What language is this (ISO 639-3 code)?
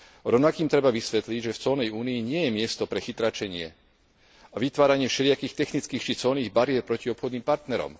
slk